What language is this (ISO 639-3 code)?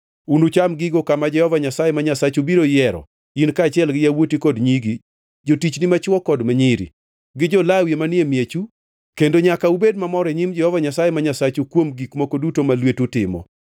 luo